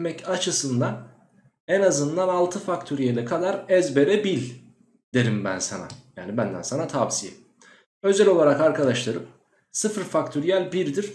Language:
Turkish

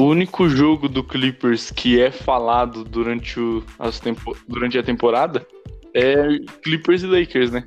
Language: Portuguese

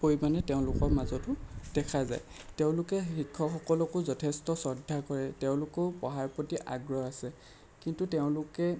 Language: Assamese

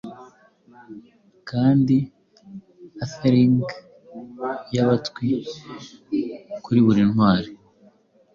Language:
Kinyarwanda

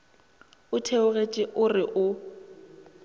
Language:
Northern Sotho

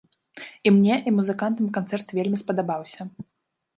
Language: Belarusian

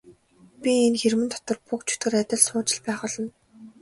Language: Mongolian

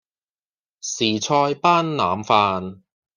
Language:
Cantonese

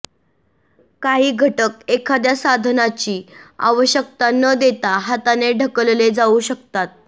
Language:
Marathi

